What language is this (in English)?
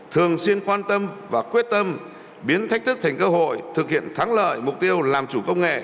Vietnamese